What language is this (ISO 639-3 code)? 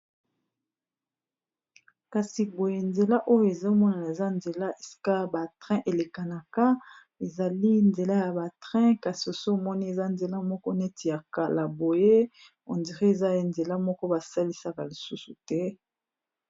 lin